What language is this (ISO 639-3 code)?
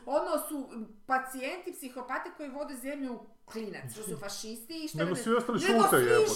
hrv